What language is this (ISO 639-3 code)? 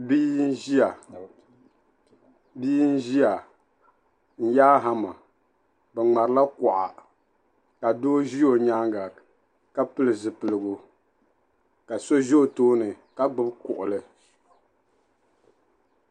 dag